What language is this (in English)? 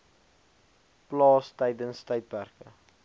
Afrikaans